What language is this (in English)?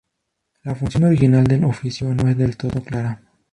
Spanish